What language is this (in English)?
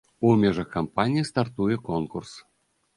Belarusian